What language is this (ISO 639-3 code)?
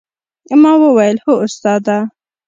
pus